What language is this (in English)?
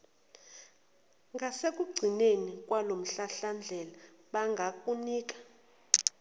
Zulu